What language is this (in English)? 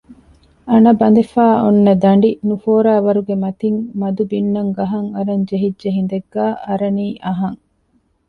Divehi